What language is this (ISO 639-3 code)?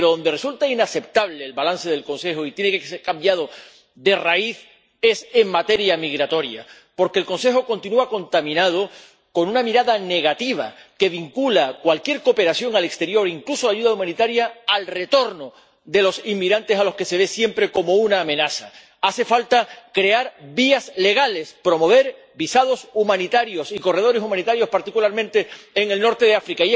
spa